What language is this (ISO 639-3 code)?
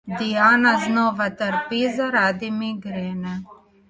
slv